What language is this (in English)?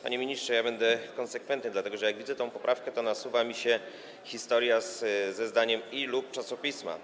Polish